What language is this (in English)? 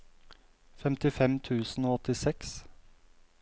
Norwegian